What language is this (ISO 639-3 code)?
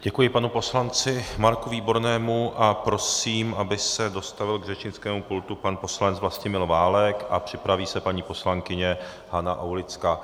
ces